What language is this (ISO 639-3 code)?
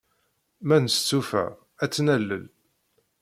kab